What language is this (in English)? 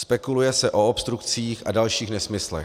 Czech